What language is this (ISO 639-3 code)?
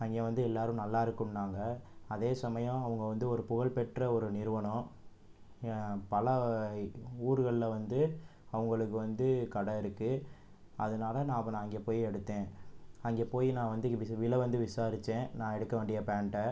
tam